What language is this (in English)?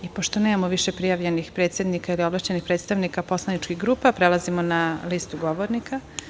Serbian